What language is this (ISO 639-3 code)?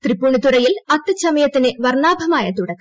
mal